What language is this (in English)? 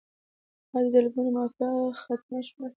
Pashto